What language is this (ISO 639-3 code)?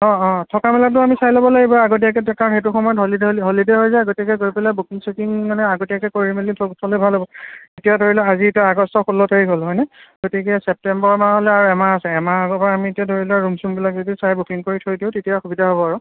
asm